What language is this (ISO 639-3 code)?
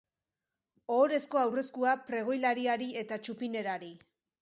eus